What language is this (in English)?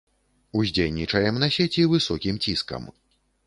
Belarusian